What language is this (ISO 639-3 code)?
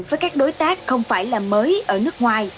vie